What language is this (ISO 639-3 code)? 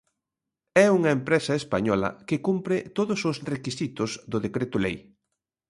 glg